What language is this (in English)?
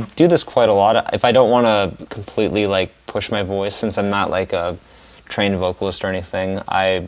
English